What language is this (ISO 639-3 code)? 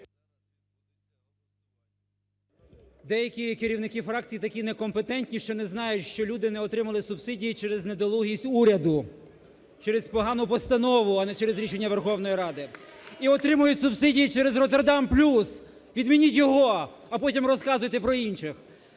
ukr